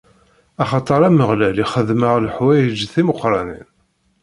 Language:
Kabyle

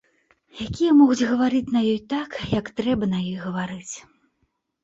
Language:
Belarusian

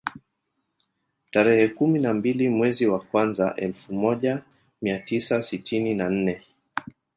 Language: Swahili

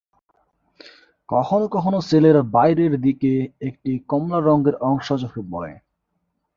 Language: Bangla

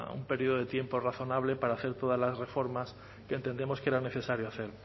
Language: Spanish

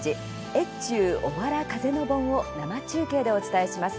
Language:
Japanese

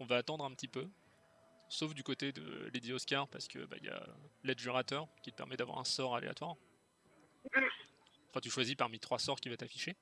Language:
French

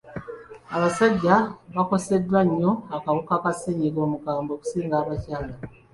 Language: Ganda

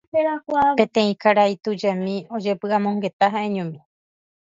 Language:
Guarani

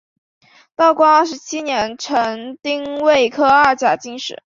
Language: Chinese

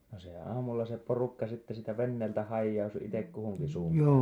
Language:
Finnish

